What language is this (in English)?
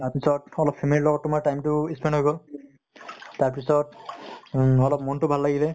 Assamese